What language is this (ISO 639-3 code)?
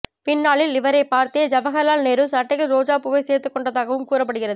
tam